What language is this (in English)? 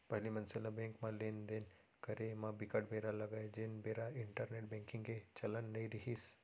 Chhattisgarhi